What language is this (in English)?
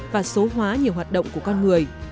Vietnamese